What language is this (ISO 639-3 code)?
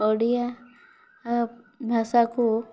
ori